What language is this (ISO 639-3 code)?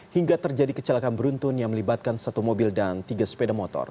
ind